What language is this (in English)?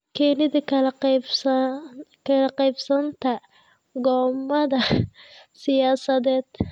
Somali